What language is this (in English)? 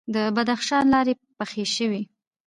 Pashto